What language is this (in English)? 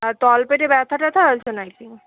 Bangla